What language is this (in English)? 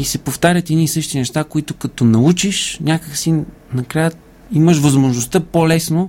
Bulgarian